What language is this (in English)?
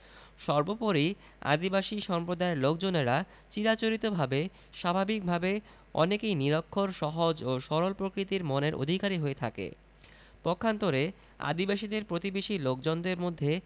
Bangla